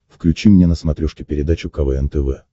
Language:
Russian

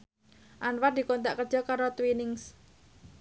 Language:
Javanese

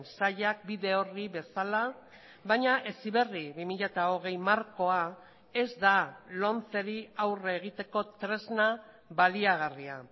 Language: Basque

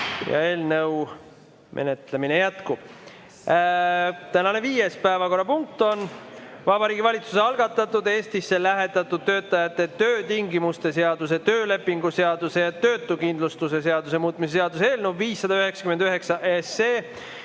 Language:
Estonian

